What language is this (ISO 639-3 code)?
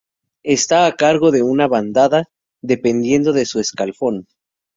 spa